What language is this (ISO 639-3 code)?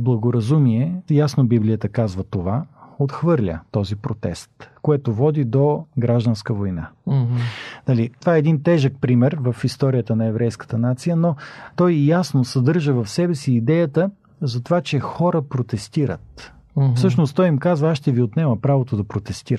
bul